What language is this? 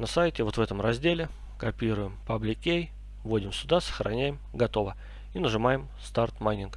Russian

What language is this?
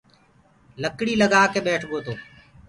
Gurgula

